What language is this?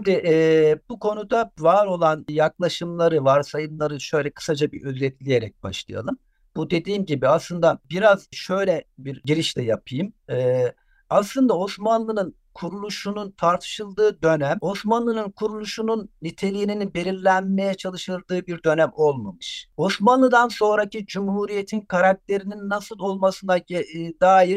Turkish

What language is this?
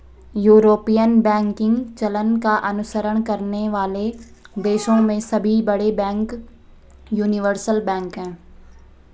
Hindi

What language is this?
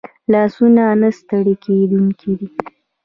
Pashto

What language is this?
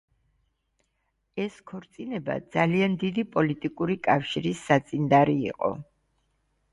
Georgian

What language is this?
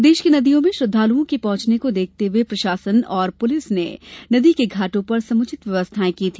Hindi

